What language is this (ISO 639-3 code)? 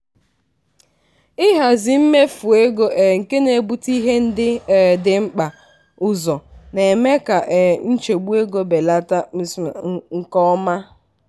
ibo